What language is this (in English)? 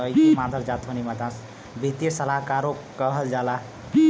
Bhojpuri